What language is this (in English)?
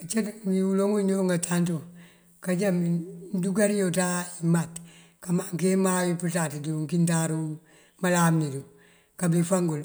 Mandjak